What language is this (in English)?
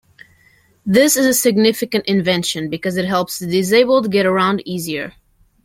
English